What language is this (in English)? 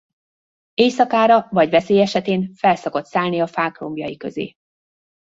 Hungarian